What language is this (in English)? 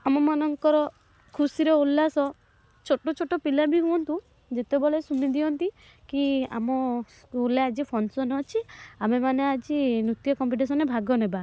Odia